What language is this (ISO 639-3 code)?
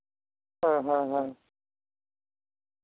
sat